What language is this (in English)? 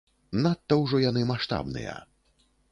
Belarusian